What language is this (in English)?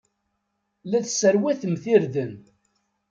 Kabyle